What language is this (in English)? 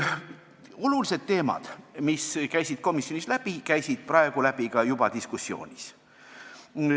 Estonian